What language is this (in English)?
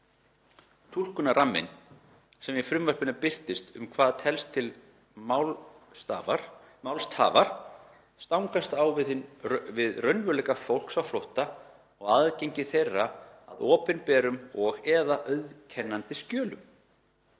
Icelandic